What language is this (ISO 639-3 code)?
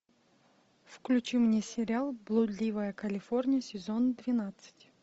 rus